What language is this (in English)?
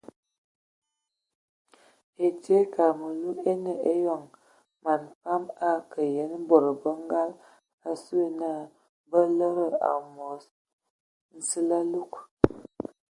Ewondo